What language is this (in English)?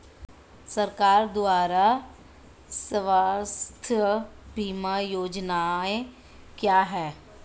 Hindi